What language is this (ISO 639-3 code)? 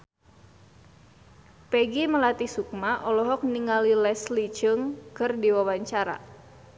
sun